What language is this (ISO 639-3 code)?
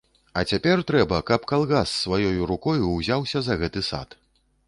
bel